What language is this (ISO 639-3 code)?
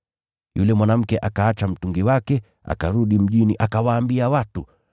swa